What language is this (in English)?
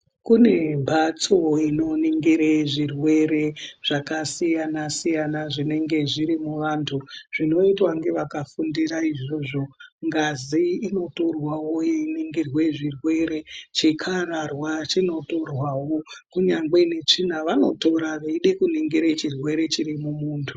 Ndau